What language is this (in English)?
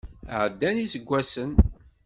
Kabyle